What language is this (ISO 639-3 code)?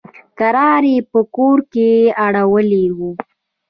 pus